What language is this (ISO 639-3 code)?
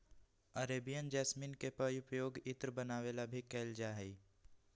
mag